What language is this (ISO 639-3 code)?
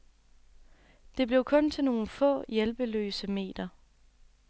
dan